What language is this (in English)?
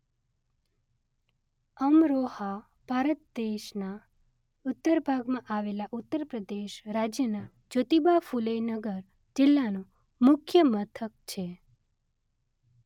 Gujarati